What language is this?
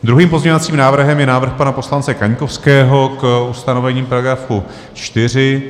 Czech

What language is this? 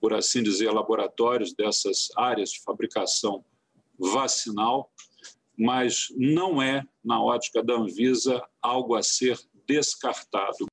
Portuguese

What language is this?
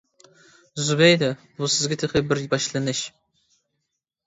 Uyghur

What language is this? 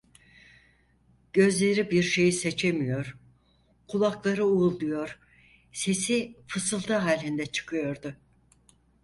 Turkish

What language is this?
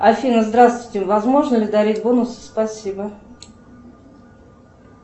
Russian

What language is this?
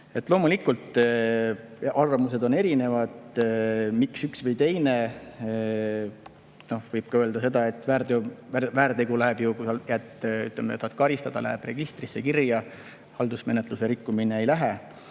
Estonian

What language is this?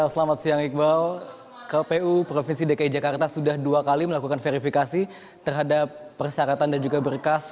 Indonesian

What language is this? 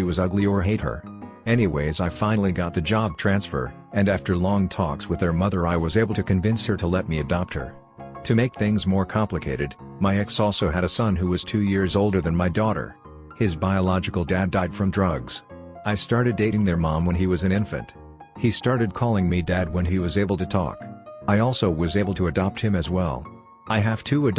English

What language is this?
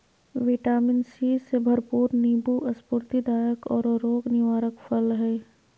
Magahi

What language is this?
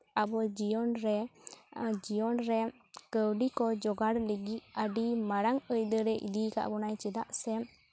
Santali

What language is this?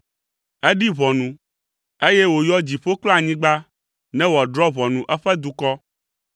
Ewe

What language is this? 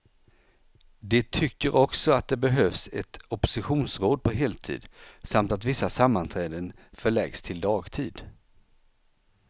Swedish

